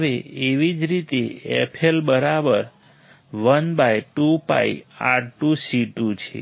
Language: Gujarati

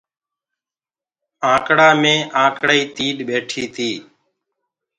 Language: Gurgula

